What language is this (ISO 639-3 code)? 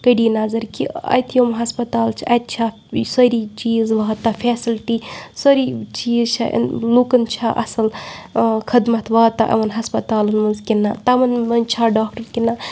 kas